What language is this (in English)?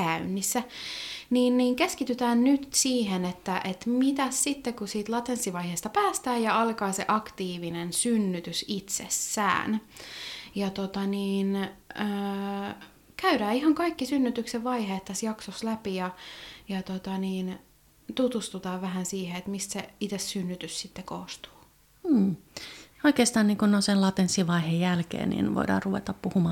Finnish